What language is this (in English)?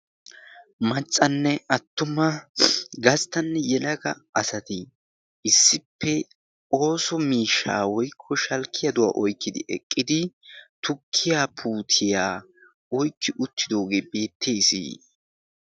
Wolaytta